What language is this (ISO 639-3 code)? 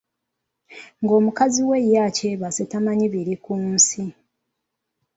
lug